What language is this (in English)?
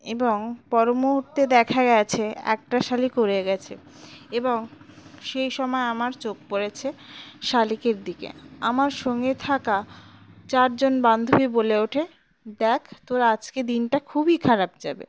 Bangla